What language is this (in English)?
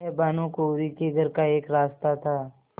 Hindi